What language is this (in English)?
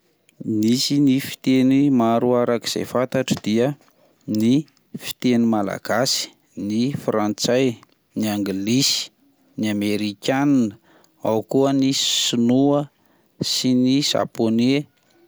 Malagasy